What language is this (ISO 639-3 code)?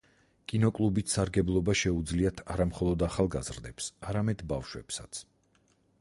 kat